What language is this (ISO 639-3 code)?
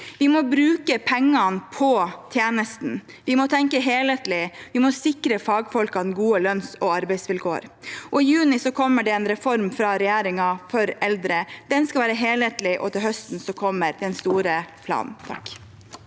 nor